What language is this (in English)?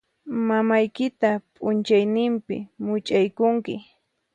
Puno Quechua